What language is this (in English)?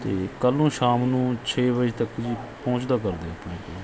Punjabi